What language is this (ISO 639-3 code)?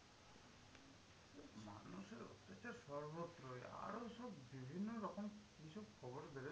ben